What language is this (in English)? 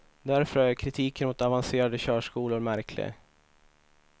Swedish